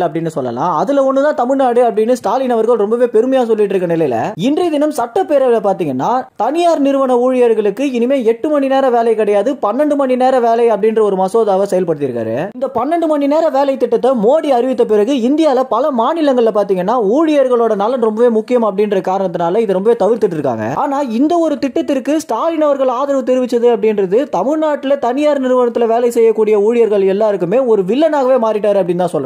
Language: Romanian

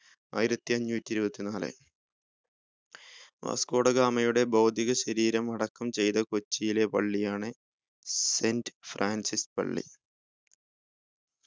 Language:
Malayalam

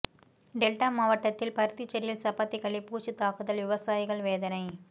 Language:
Tamil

